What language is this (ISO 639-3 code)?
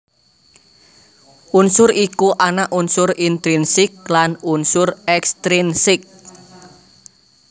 jav